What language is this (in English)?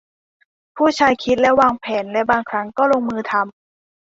Thai